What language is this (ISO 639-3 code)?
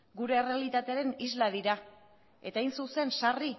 eus